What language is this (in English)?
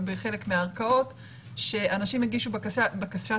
Hebrew